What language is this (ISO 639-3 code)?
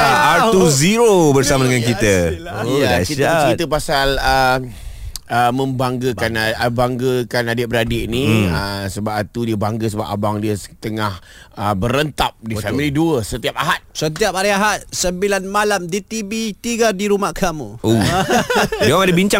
msa